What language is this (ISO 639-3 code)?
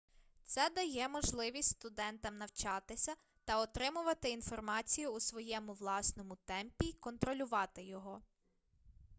ukr